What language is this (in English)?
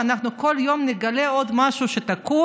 Hebrew